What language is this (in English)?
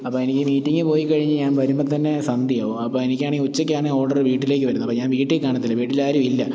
Malayalam